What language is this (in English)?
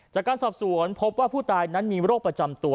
Thai